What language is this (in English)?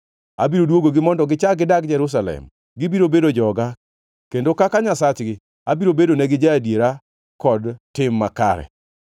Luo (Kenya and Tanzania)